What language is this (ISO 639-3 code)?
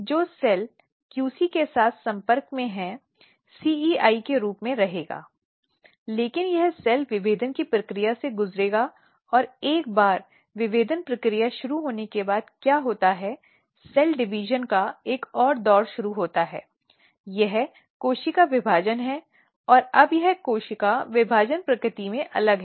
hin